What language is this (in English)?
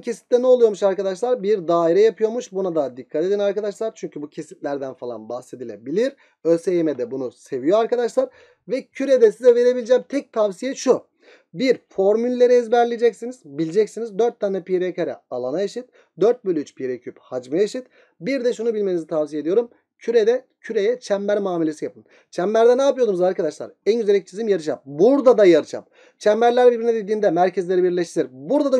Turkish